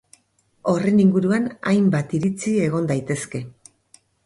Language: Basque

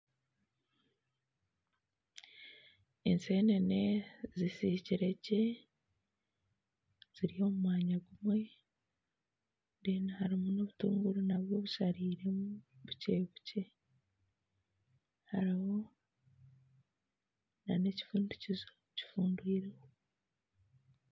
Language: Nyankole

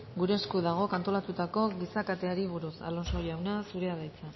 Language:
Basque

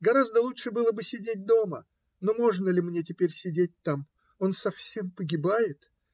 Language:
Russian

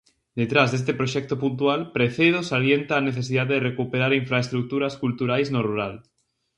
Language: Galician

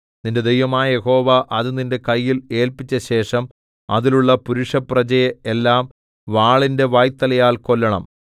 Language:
Malayalam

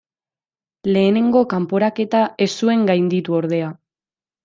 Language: Basque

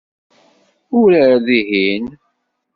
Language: Kabyle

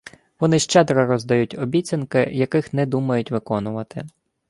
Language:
Ukrainian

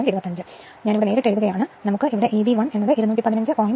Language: Malayalam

